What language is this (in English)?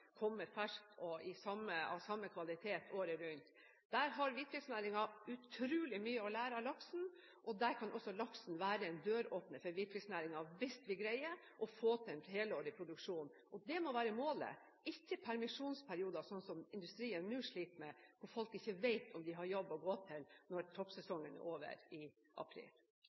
Norwegian Bokmål